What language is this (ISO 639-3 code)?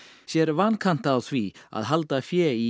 isl